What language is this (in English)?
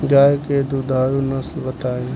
Bhojpuri